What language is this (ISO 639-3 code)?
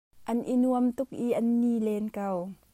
cnh